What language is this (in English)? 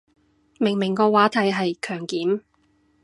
Cantonese